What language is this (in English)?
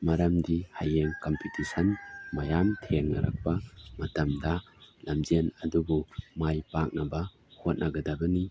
Manipuri